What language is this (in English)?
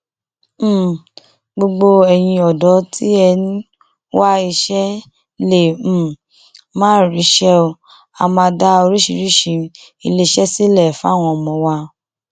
Yoruba